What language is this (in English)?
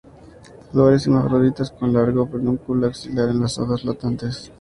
Spanish